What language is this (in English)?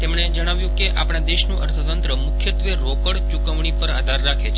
Gujarati